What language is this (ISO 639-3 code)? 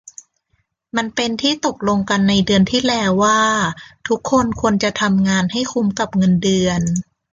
tha